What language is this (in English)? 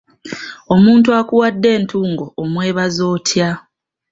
Ganda